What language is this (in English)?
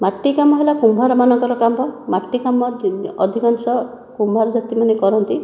Odia